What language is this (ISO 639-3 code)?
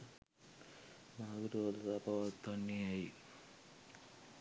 sin